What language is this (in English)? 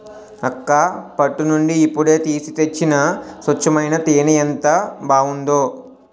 Telugu